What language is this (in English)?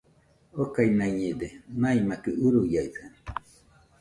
Nüpode Huitoto